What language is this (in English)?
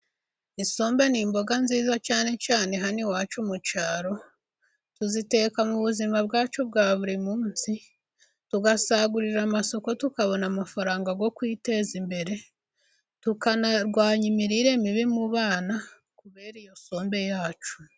Kinyarwanda